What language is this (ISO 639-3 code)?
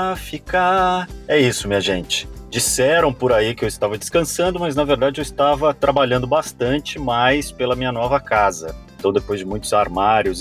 por